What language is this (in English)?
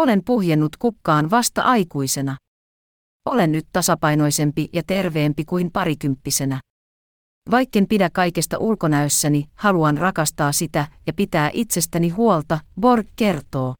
Finnish